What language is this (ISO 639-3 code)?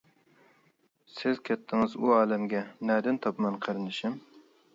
uig